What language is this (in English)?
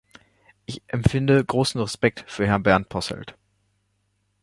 German